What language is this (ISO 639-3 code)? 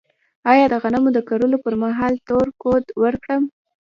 pus